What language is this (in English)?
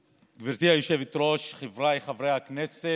Hebrew